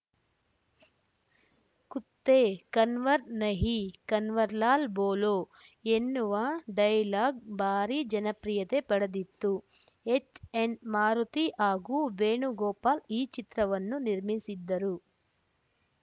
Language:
Kannada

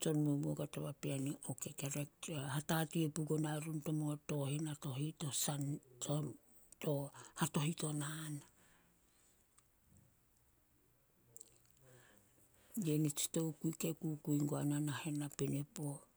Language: Solos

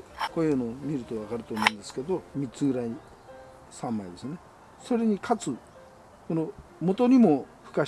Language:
Japanese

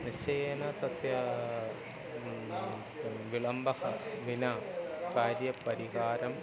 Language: Sanskrit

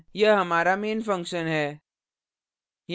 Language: Hindi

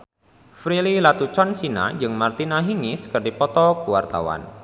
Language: Sundanese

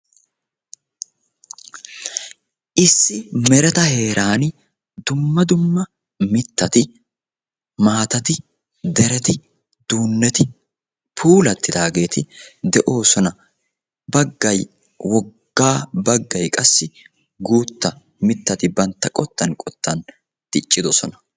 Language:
Wolaytta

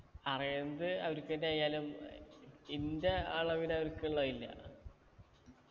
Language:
Malayalam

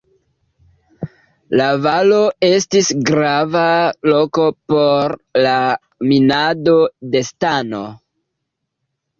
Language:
Esperanto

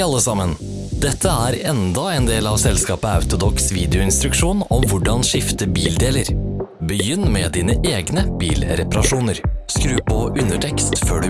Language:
Norwegian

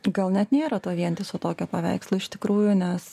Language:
Lithuanian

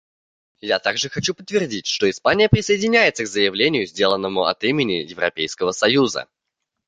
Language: Russian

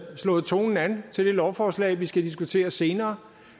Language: Danish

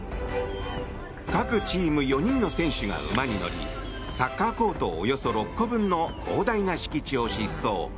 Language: Japanese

